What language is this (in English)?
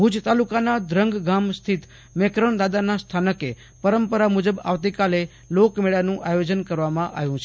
Gujarati